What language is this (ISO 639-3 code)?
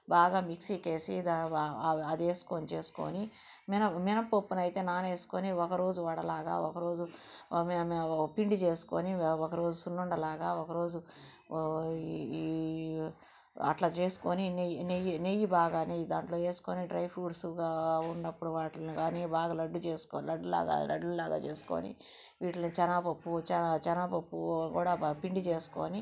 tel